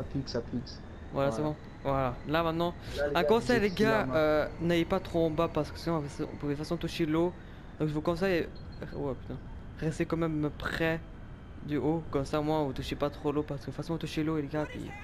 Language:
French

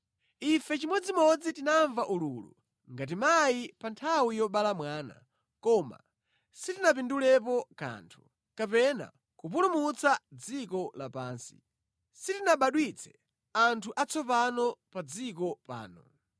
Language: Nyanja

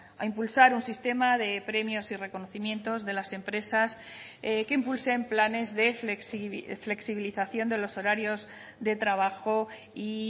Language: Spanish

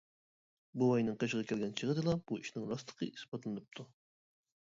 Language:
Uyghur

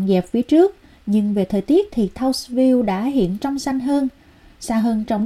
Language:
Vietnamese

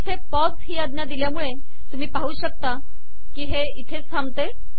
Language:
Marathi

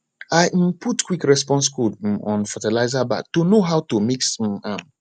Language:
Nigerian Pidgin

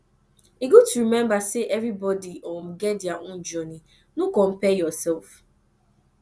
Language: Nigerian Pidgin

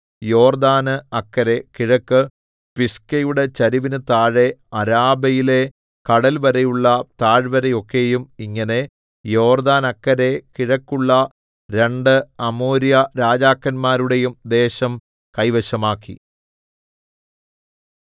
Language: Malayalam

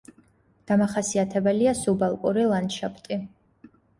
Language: Georgian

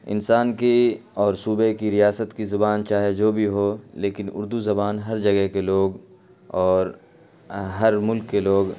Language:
Urdu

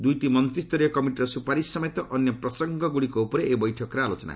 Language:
Odia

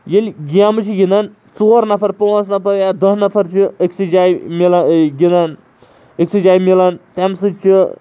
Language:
Kashmiri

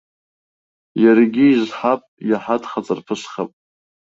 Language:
Abkhazian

